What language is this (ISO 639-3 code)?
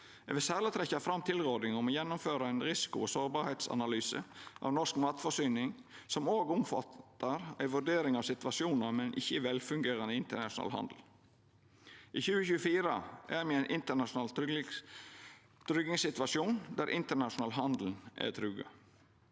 nor